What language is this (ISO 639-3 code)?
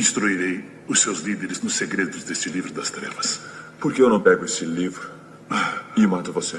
por